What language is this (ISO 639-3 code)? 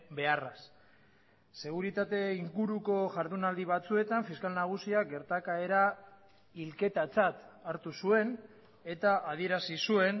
eus